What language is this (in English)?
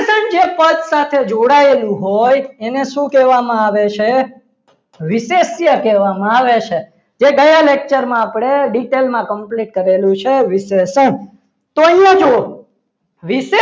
Gujarati